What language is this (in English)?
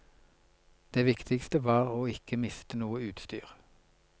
Norwegian